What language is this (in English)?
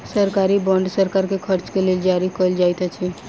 Maithili